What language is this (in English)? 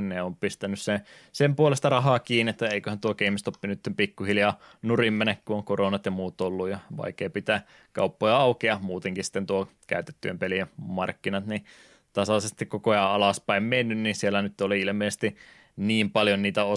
Finnish